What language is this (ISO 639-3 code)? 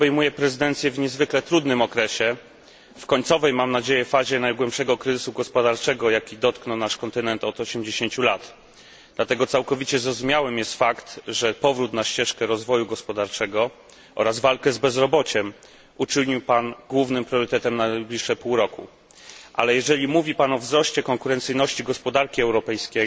pol